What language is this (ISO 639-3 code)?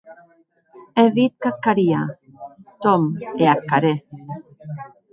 oci